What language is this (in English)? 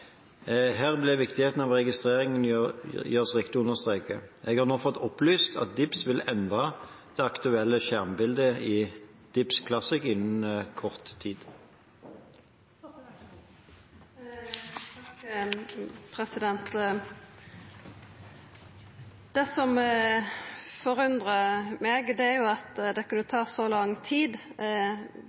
Norwegian